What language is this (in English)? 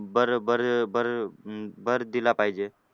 Marathi